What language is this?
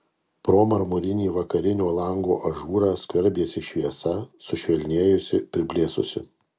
Lithuanian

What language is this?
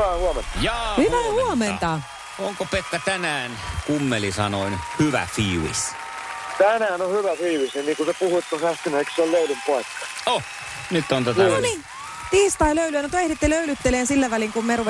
Finnish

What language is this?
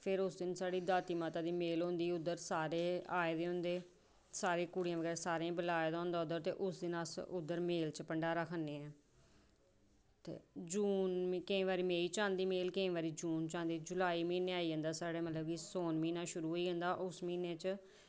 Dogri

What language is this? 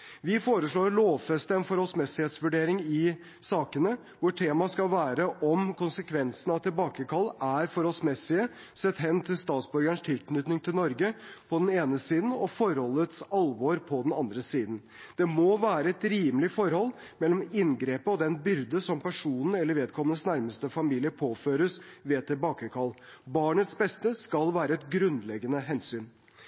Norwegian Bokmål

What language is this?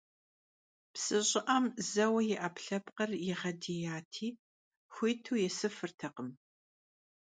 Kabardian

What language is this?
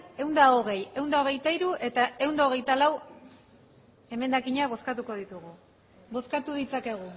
Basque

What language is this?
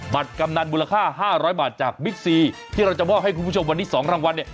Thai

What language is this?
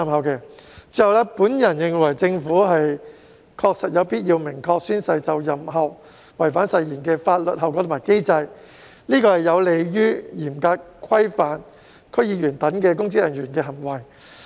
Cantonese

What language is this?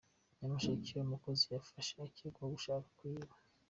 Kinyarwanda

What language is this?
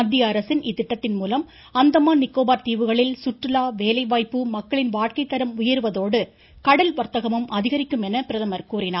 Tamil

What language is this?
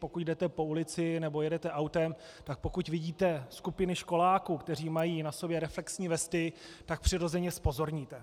Czech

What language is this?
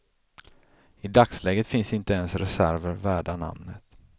Swedish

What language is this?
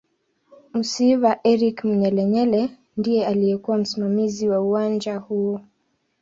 Swahili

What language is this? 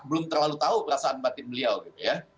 Indonesian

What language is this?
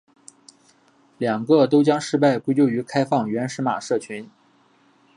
Chinese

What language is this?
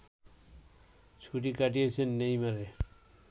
Bangla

